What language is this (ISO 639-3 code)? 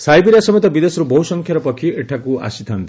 ori